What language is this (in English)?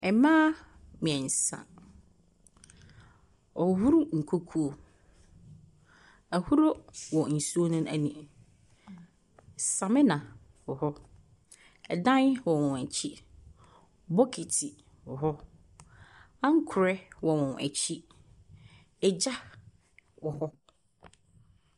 Akan